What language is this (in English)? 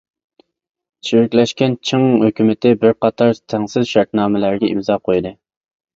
Uyghur